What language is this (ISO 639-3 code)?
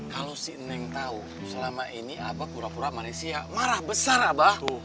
ind